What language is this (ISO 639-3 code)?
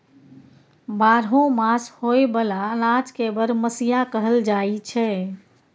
mai